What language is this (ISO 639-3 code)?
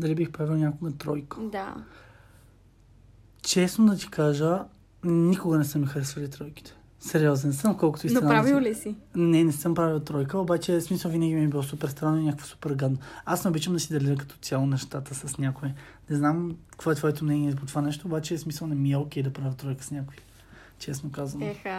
bul